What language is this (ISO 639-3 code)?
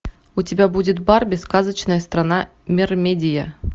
rus